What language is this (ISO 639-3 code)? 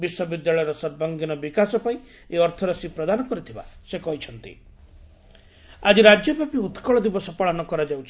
ori